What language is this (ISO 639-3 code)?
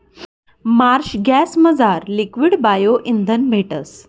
mar